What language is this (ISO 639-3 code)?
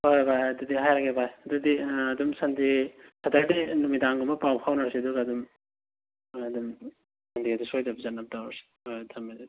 mni